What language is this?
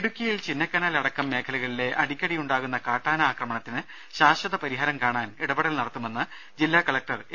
Malayalam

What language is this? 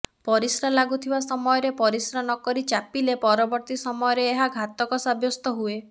Odia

